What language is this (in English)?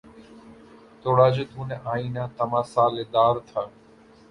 Urdu